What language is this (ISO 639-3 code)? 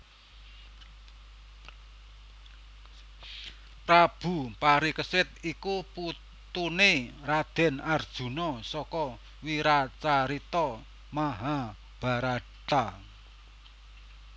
jav